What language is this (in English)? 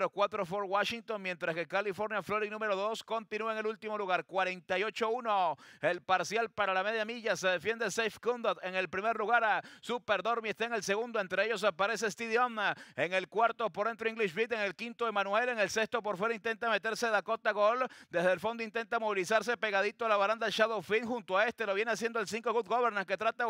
Spanish